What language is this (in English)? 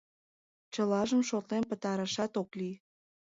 Mari